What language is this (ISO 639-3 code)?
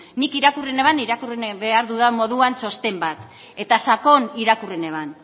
eus